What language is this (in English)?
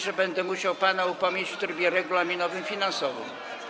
Polish